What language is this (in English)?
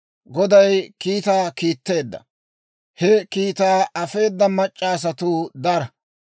Dawro